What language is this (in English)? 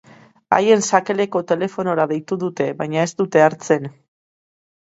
Basque